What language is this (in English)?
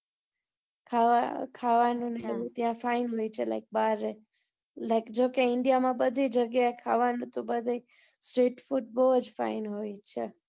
Gujarati